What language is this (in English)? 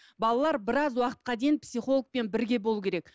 Kazakh